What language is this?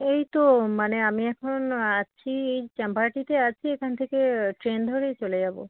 Bangla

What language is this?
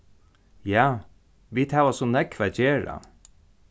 Faroese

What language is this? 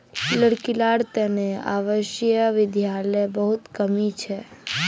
Magahi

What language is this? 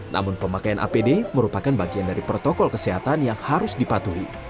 Indonesian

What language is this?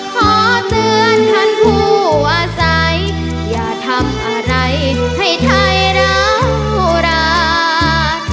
Thai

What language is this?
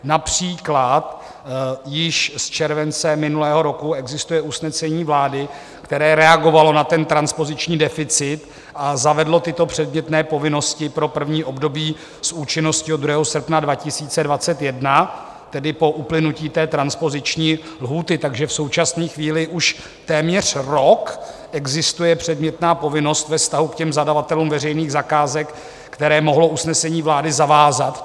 Czech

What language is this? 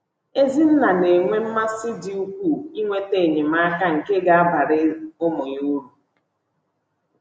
Igbo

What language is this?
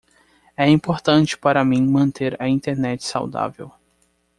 Portuguese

